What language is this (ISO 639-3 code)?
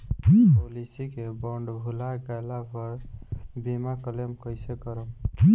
bho